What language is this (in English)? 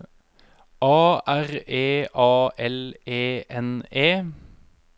Norwegian